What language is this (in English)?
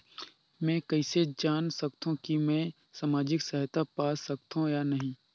Chhattisgarhi